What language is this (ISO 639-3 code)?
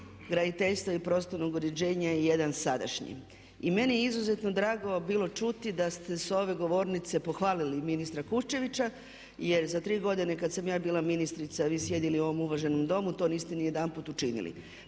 hrv